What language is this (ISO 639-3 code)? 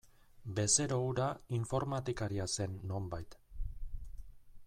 eus